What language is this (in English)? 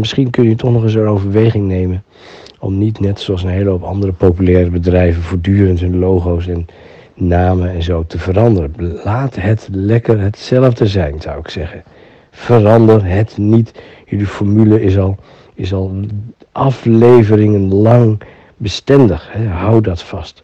Dutch